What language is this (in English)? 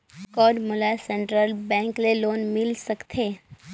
Chhattisgarhi